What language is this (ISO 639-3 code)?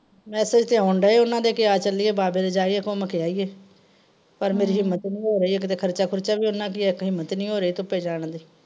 pan